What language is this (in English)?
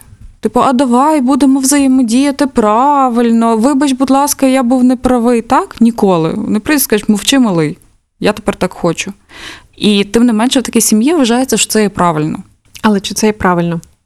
Ukrainian